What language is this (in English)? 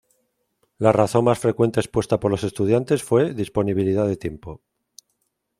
Spanish